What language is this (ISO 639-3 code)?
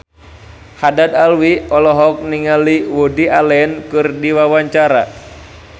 sun